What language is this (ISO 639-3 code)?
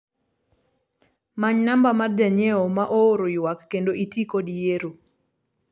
luo